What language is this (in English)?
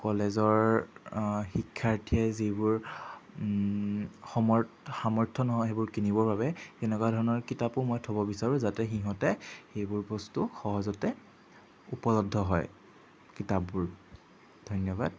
Assamese